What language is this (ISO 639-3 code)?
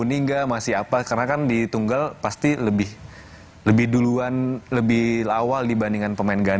ind